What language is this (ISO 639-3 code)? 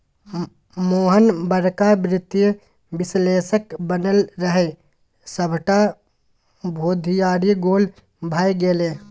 mai